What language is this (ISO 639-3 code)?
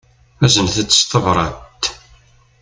kab